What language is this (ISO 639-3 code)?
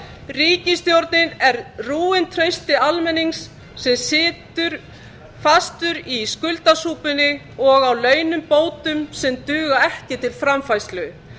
isl